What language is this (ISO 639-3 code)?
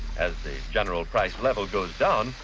eng